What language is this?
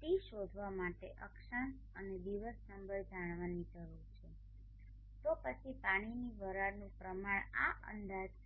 Gujarati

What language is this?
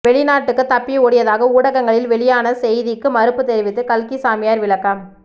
Tamil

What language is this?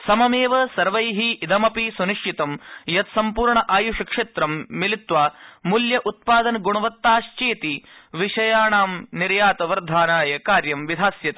Sanskrit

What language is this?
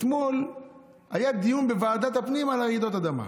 Hebrew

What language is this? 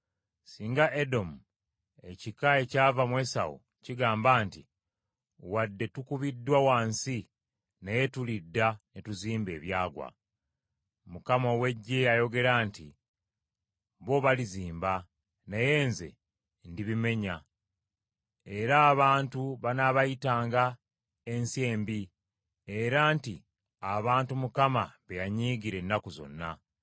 Ganda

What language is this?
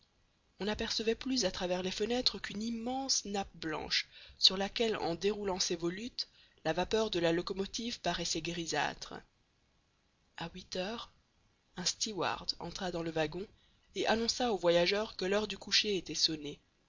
French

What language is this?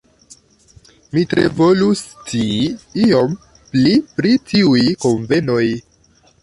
Esperanto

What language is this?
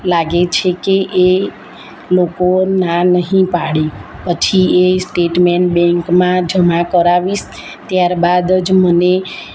Gujarati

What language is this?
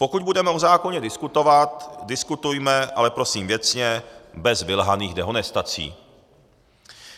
Czech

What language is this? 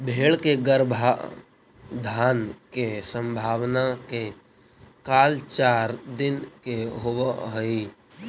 Magahi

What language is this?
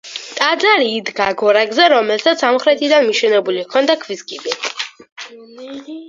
Georgian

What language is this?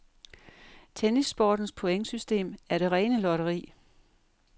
Danish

